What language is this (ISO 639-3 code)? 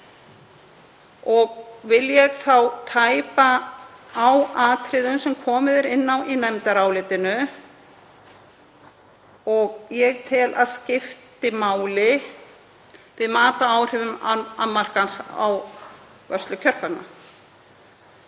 isl